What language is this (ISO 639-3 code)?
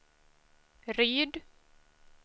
swe